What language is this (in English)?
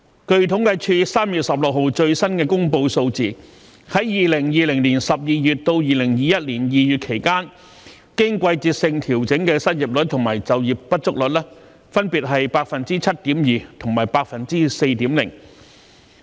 Cantonese